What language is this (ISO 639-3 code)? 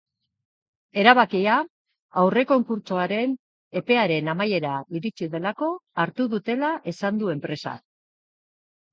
eus